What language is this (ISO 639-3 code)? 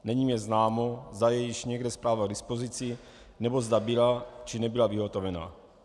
ces